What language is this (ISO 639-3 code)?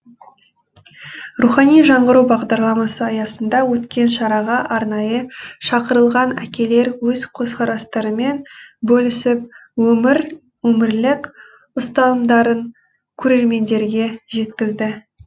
kaz